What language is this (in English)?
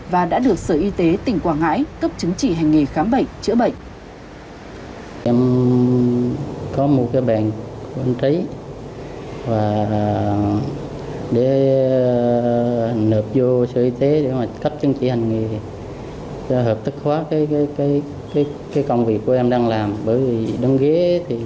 Vietnamese